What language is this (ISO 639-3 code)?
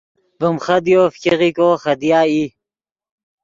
ydg